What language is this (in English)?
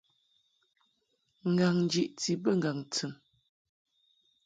Mungaka